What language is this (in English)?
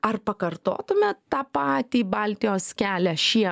Lithuanian